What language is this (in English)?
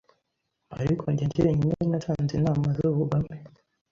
Kinyarwanda